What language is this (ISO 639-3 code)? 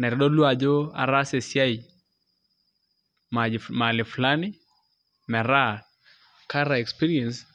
mas